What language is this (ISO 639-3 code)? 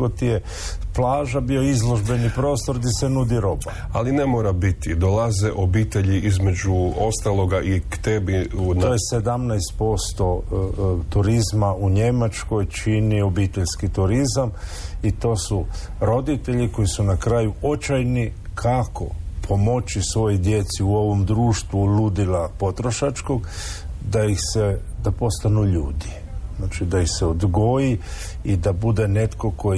hrv